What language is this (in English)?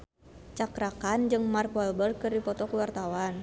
Sundanese